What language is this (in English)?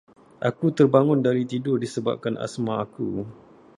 Malay